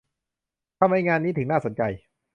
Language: Thai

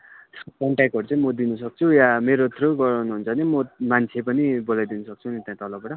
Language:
Nepali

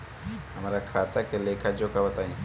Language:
Bhojpuri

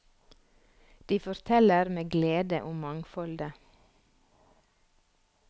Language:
Norwegian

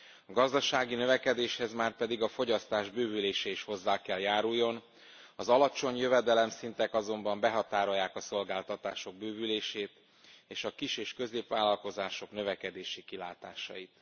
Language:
Hungarian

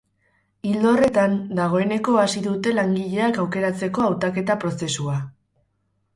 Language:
Basque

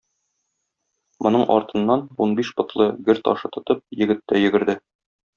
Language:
Tatar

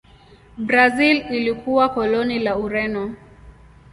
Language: Swahili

